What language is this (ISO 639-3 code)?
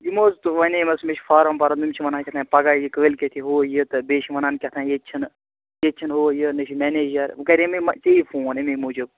kas